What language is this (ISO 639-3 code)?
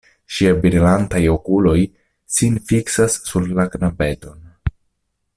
epo